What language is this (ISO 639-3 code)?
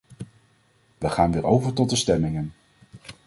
nld